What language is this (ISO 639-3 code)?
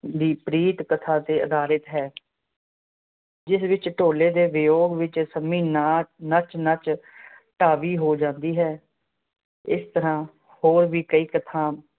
pan